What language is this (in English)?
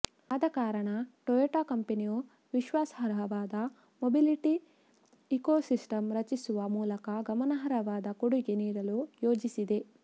Kannada